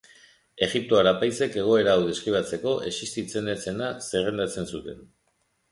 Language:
Basque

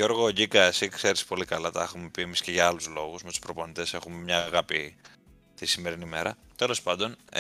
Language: Greek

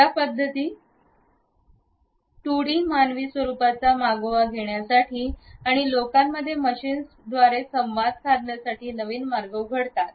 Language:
Marathi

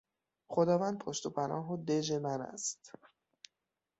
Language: Persian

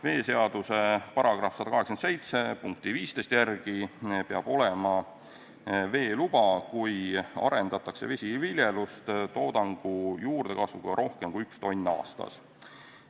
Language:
Estonian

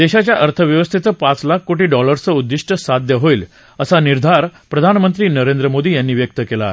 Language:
Marathi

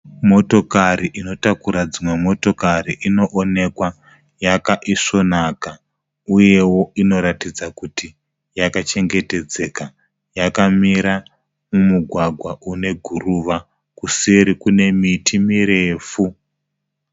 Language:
Shona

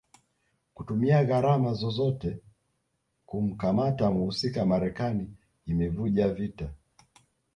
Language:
Swahili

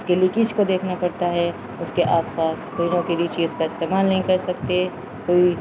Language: Urdu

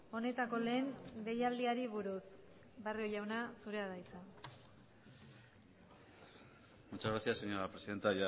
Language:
Basque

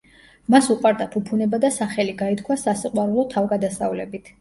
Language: Georgian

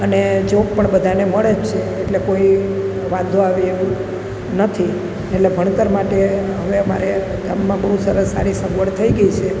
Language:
Gujarati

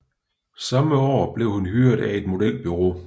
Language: Danish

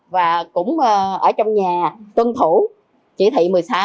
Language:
Vietnamese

